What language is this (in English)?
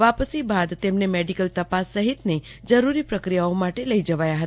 Gujarati